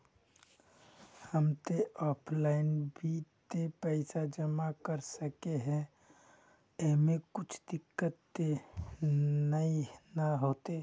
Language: Magahi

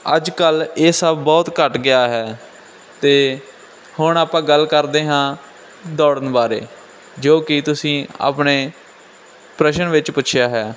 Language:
Punjabi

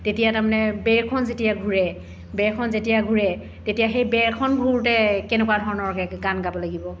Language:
Assamese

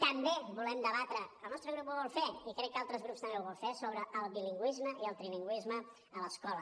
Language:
Catalan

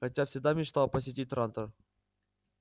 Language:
Russian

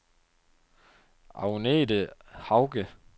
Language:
Danish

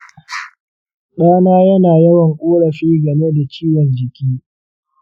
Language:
Hausa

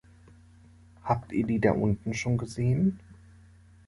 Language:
German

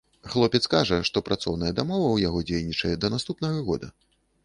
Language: Belarusian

